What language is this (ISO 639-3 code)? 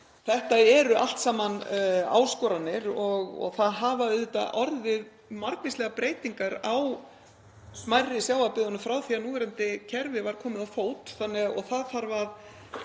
isl